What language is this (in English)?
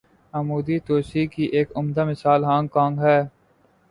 Urdu